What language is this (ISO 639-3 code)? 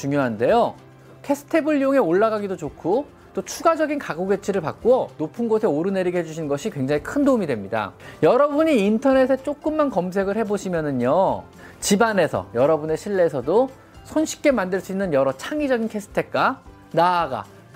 kor